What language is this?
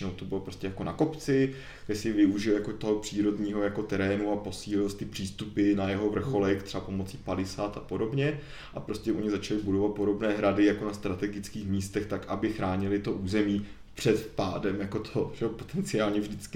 Czech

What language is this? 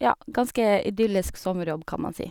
Norwegian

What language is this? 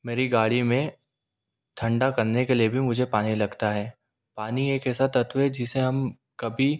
Hindi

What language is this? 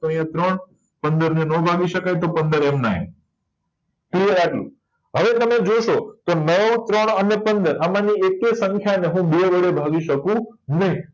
Gujarati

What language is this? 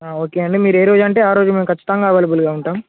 Telugu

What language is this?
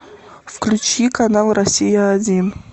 Russian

